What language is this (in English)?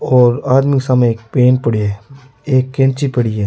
Rajasthani